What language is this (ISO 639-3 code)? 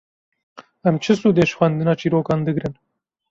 kur